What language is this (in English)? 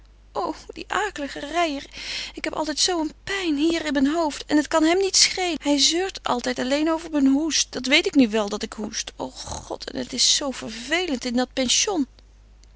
Dutch